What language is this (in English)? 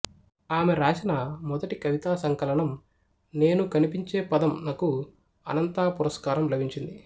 Telugu